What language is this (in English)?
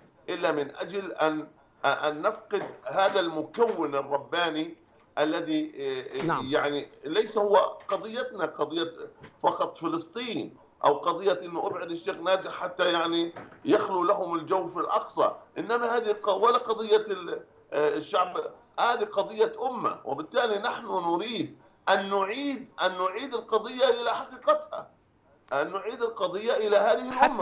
Arabic